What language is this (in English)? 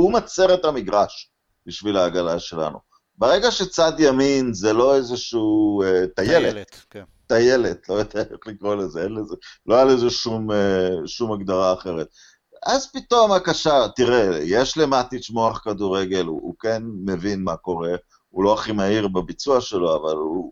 Hebrew